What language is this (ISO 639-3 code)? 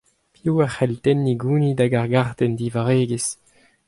bre